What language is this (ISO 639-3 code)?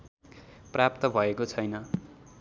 nep